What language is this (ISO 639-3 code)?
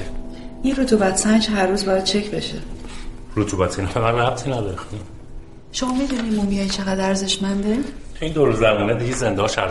fas